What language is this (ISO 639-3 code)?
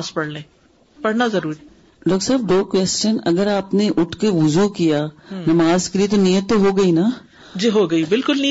urd